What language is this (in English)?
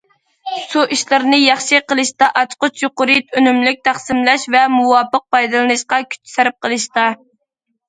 Uyghur